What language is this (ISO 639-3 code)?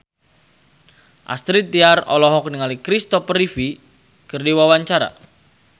sun